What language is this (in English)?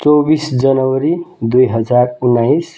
Nepali